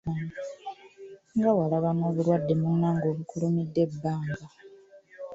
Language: Ganda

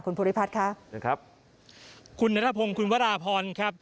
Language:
Thai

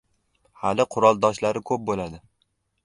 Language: Uzbek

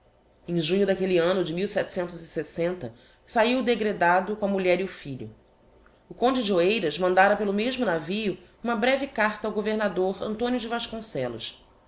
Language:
Portuguese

